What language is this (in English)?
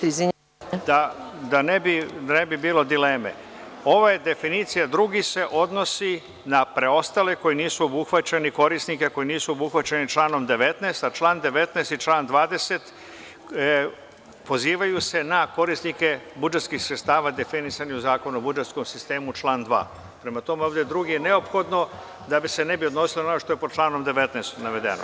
Serbian